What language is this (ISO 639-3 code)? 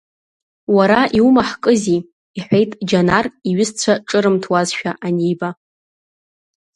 abk